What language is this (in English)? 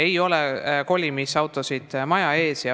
Estonian